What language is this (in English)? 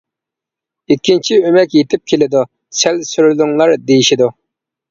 Uyghur